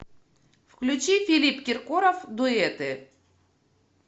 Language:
Russian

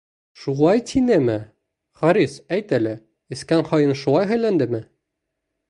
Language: Bashkir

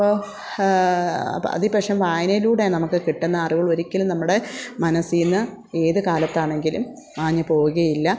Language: Malayalam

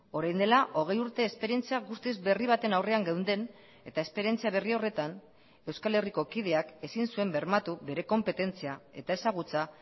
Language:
Basque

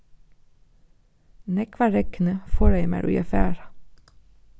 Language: Faroese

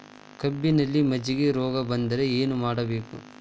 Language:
Kannada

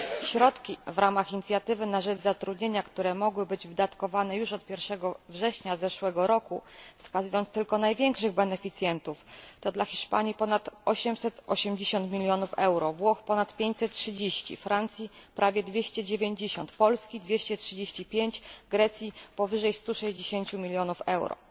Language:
Polish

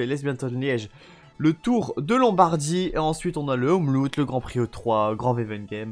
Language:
French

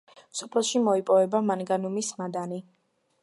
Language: Georgian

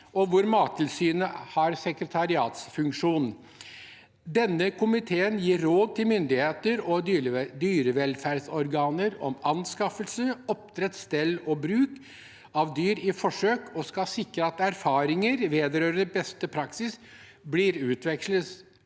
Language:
Norwegian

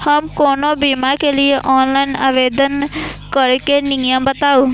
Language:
Maithili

